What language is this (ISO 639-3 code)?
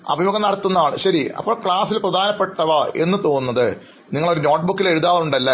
mal